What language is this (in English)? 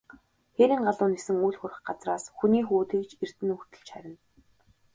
Mongolian